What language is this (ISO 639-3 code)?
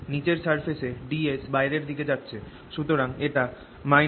ben